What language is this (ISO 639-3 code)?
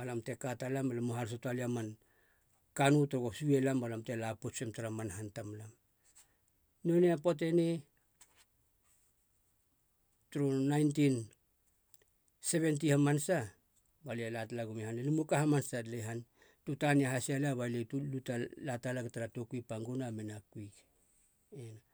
hla